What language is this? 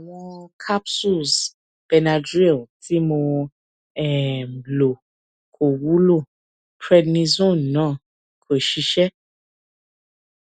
Yoruba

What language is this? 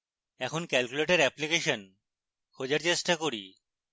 Bangla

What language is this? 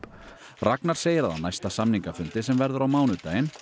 Icelandic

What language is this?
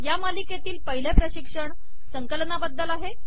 Marathi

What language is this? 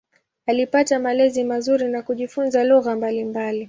Swahili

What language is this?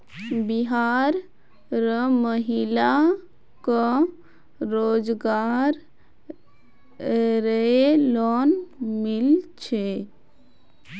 Magahi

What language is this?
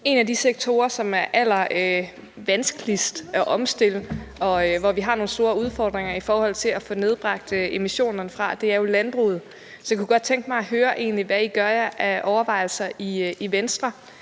Danish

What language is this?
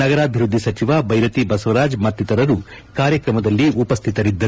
Kannada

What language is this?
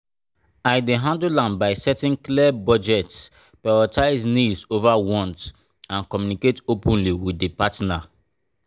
Nigerian Pidgin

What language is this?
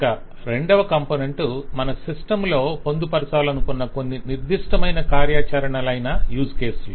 Telugu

